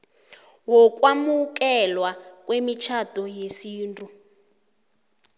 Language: South Ndebele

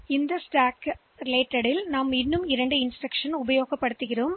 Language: Tamil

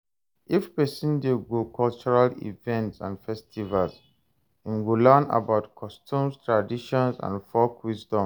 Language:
Nigerian Pidgin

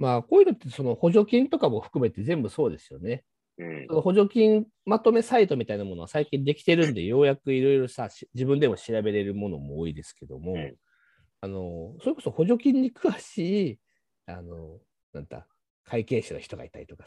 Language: Japanese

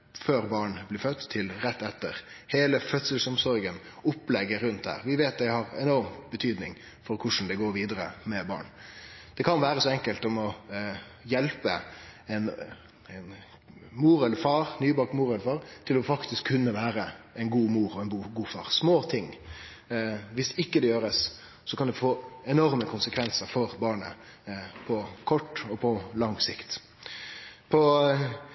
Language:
Norwegian Nynorsk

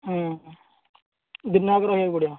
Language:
Odia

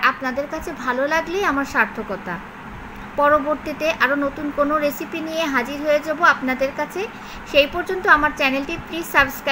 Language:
Hindi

